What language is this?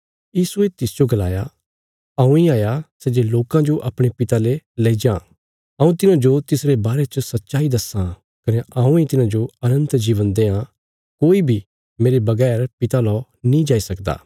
Bilaspuri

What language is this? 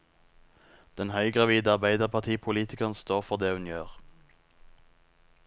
Norwegian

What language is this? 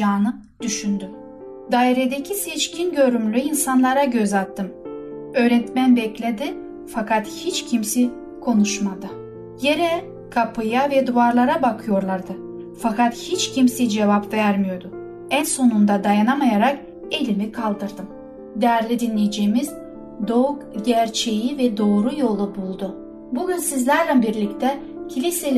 Turkish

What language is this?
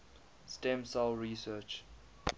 English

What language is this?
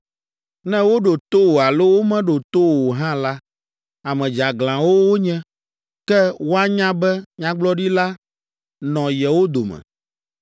Ewe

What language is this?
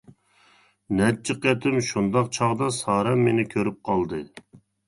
Uyghur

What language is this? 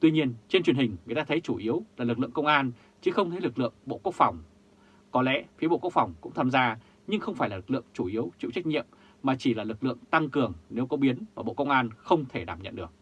Vietnamese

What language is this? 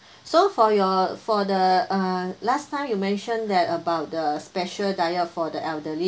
English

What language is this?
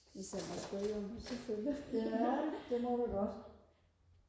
Danish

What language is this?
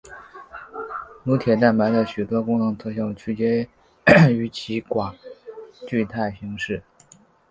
Chinese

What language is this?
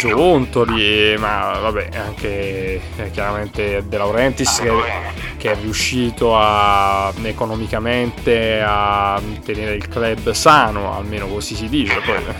Italian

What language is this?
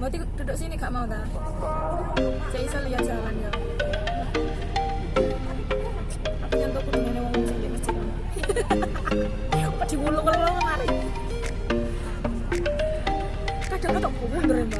Indonesian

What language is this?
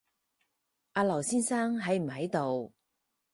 Cantonese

